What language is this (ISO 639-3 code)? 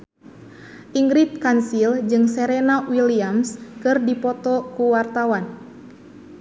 sun